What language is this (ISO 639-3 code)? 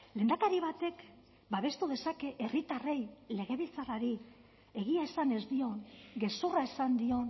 eus